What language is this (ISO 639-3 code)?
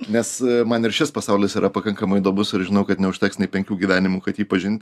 lit